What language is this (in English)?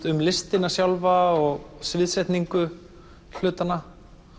Icelandic